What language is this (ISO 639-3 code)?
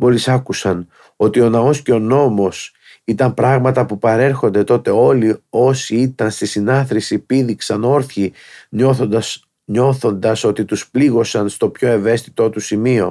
ell